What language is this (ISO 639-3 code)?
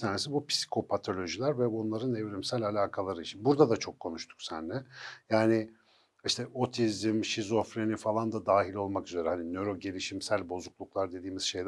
tur